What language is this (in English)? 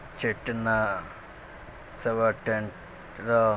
Urdu